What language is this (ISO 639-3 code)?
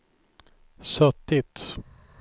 swe